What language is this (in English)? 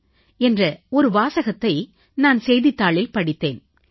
Tamil